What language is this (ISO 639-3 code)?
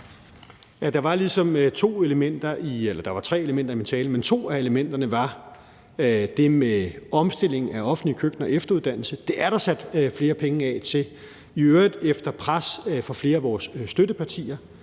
dan